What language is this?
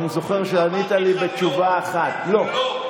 Hebrew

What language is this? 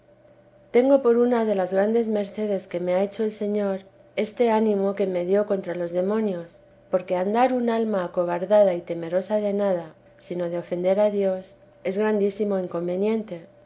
Spanish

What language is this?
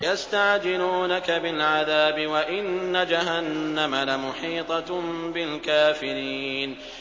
Arabic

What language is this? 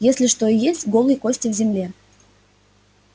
Russian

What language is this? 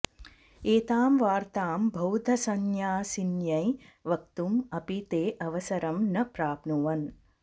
Sanskrit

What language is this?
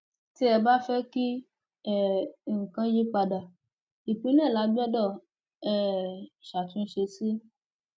Yoruba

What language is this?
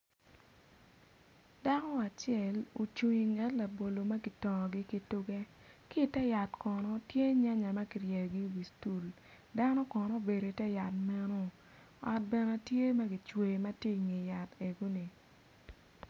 Acoli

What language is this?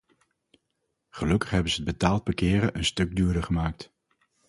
Dutch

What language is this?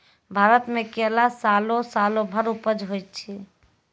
Maithili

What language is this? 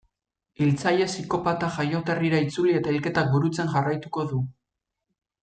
Basque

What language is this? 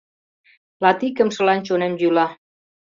Mari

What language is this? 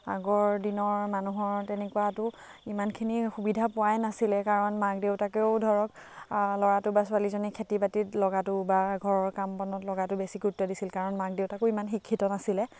Assamese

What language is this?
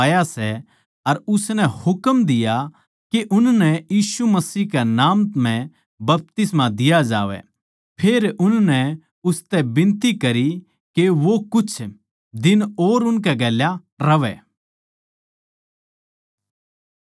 Haryanvi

